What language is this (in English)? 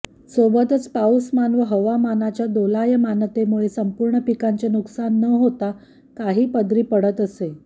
Marathi